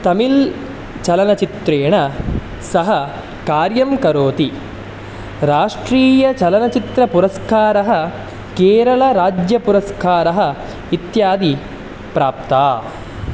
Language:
Sanskrit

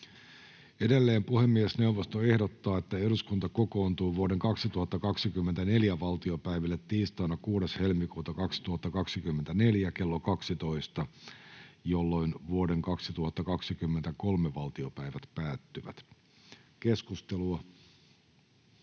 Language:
Finnish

